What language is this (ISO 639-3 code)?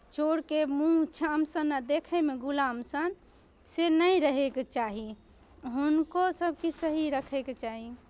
mai